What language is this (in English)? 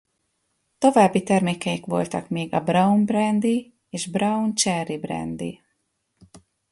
Hungarian